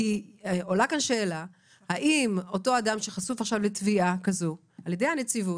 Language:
Hebrew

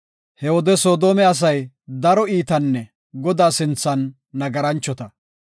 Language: Gofa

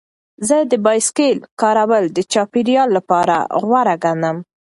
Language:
Pashto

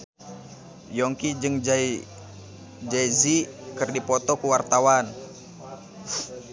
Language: Sundanese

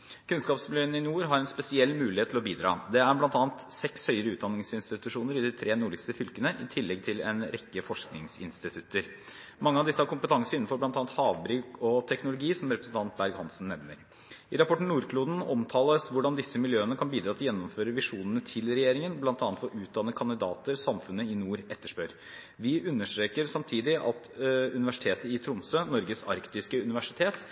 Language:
Norwegian Bokmål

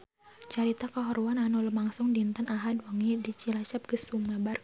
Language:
Sundanese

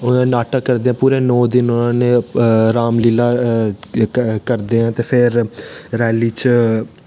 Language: Dogri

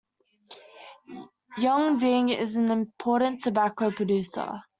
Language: English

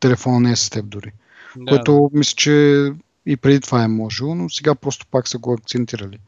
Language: Bulgarian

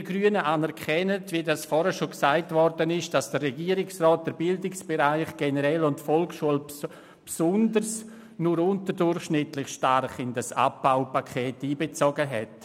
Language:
Swiss German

